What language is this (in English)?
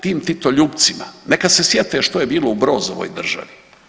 Croatian